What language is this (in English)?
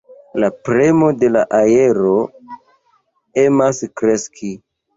Esperanto